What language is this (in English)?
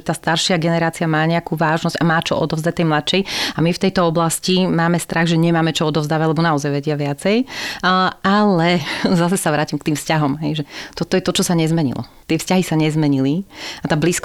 Slovak